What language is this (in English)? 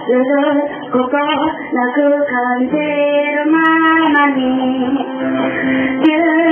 Arabic